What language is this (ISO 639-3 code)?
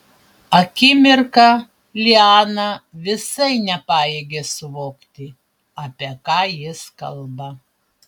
lit